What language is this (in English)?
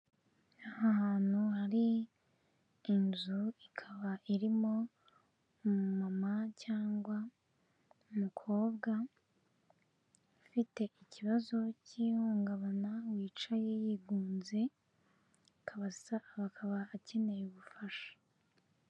Kinyarwanda